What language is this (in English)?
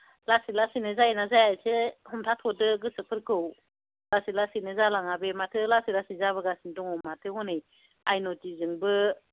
Bodo